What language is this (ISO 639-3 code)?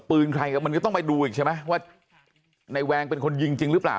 tha